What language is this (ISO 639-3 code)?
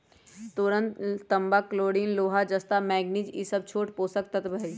mag